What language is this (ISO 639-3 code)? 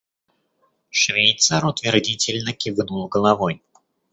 rus